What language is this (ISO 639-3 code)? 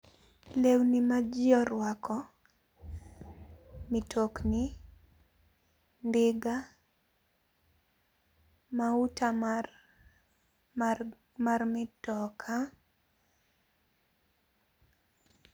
luo